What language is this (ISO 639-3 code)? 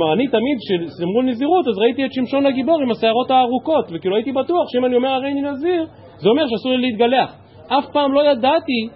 heb